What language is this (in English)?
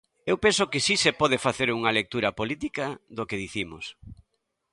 Galician